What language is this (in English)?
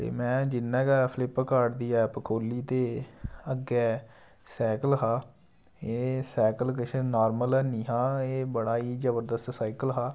Dogri